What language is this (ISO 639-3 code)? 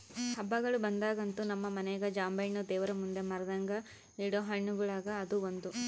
kan